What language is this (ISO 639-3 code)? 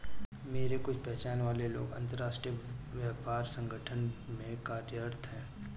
hin